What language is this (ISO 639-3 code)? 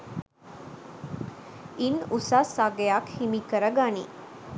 sin